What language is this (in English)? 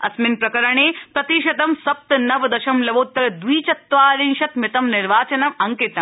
Sanskrit